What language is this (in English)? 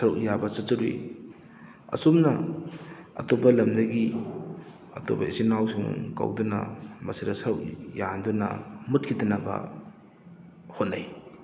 Manipuri